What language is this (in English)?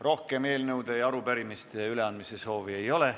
Estonian